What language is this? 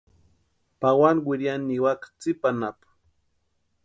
Western Highland Purepecha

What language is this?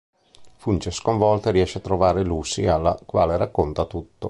Italian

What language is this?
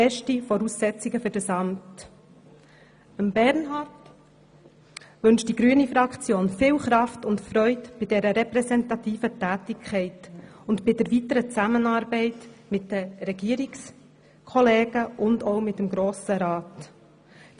Swiss German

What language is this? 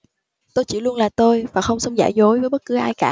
Vietnamese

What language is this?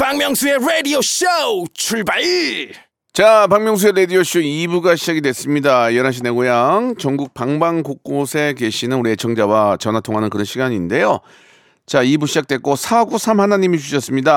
Korean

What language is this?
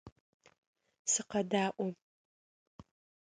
Adyghe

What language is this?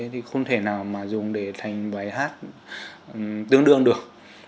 Vietnamese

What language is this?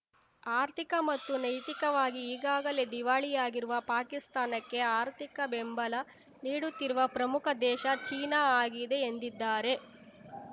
Kannada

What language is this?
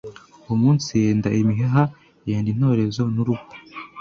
Kinyarwanda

